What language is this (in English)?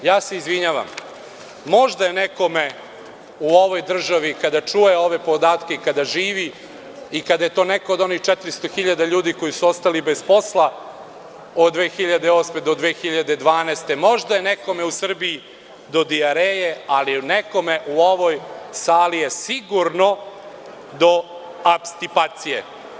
Serbian